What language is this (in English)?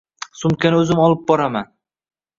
Uzbek